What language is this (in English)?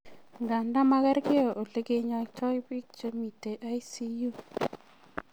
Kalenjin